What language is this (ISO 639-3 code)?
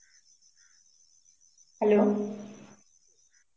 ben